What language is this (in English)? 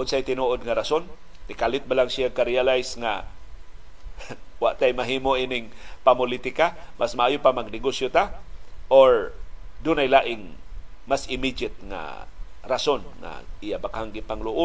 Filipino